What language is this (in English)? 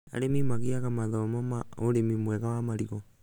Kikuyu